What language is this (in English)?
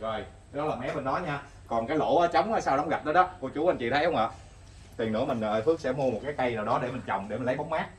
Vietnamese